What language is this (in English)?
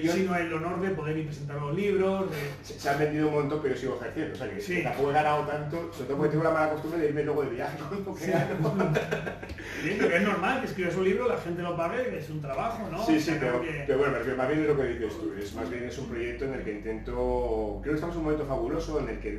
Spanish